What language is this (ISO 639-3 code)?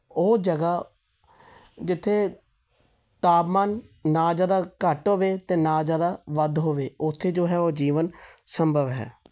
pan